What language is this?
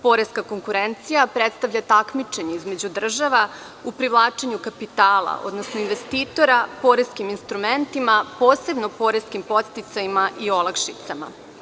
Serbian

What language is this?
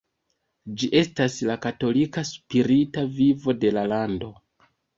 Esperanto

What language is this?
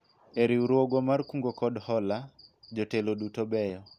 Luo (Kenya and Tanzania)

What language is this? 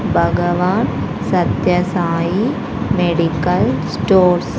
Telugu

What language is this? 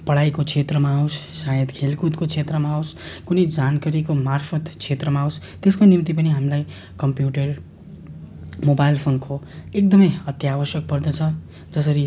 Nepali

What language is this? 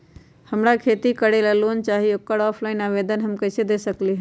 Magahi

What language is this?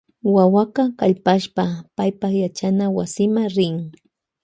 Loja Highland Quichua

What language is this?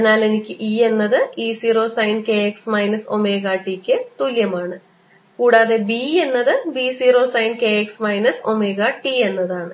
Malayalam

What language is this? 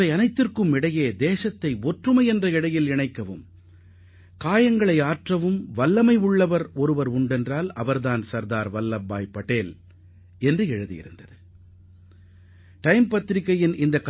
Tamil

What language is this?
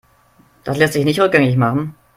German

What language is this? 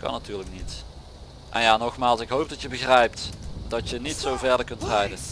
Dutch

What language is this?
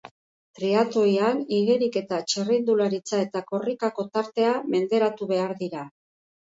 Basque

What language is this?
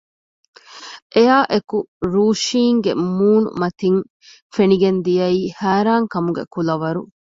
Divehi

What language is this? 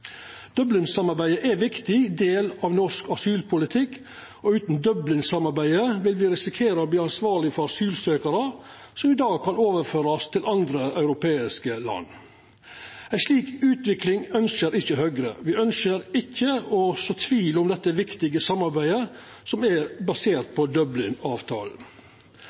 Norwegian Nynorsk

